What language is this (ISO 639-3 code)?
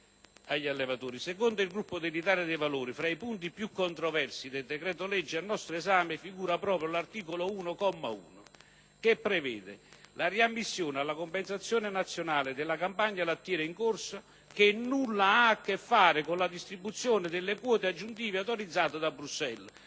ita